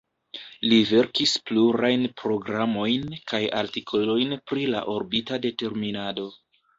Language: Esperanto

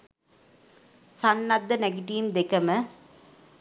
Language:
Sinhala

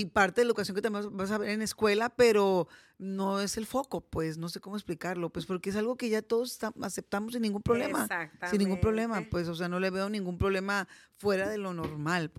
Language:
Spanish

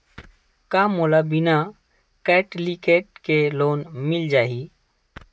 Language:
Chhattisgarhi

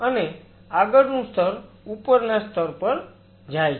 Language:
Gujarati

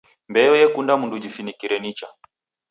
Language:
Taita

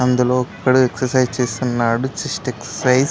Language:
Telugu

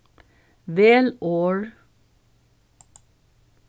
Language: Faroese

